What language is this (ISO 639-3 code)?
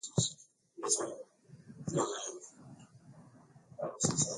swa